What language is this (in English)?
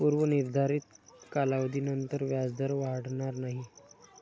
Marathi